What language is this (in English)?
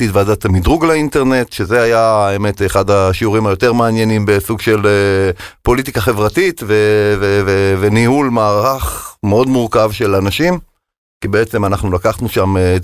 Hebrew